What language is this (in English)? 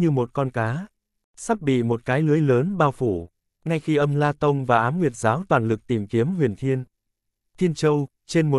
Vietnamese